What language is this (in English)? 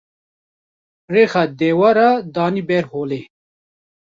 Kurdish